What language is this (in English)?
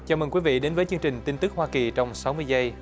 Vietnamese